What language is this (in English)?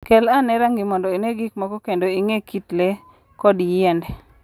Luo (Kenya and Tanzania)